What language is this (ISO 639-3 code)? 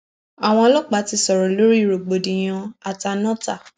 yor